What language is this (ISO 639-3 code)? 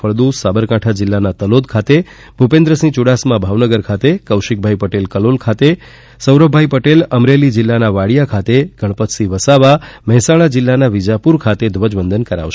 guj